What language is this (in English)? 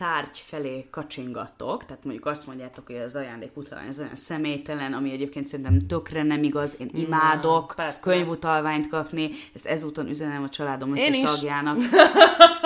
Hungarian